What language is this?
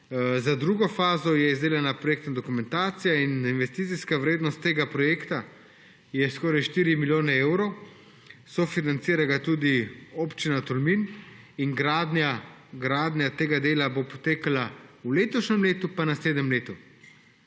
Slovenian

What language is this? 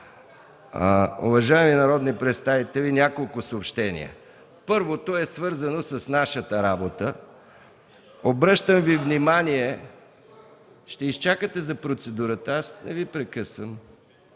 Bulgarian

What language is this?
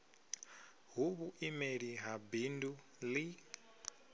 Venda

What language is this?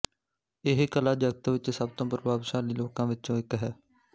Punjabi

